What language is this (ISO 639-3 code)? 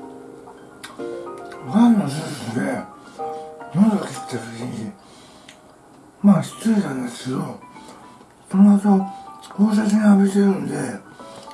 jpn